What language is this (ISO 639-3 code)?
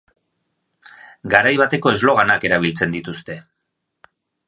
eus